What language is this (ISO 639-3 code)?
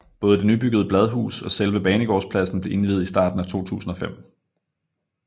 dan